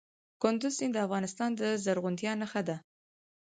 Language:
Pashto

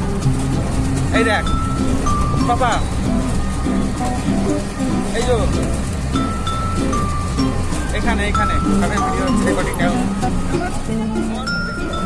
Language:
Indonesian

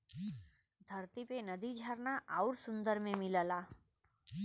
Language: Bhojpuri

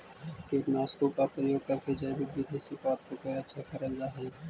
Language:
Magahi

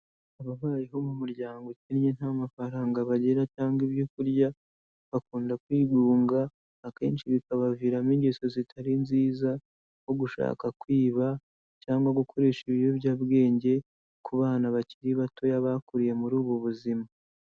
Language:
Kinyarwanda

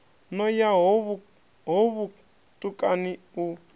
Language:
Venda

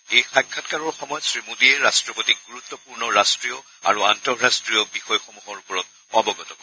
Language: Assamese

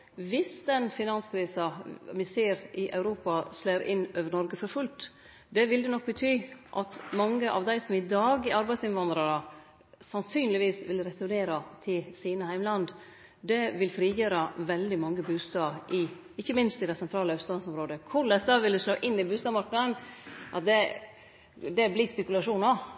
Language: Norwegian Nynorsk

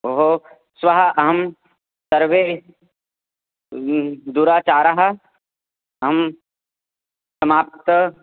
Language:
Sanskrit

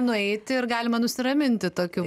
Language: Lithuanian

